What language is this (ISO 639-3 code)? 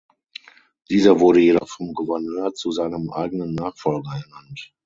deu